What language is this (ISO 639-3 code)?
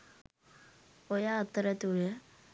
sin